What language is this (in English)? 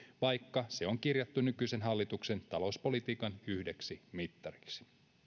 Finnish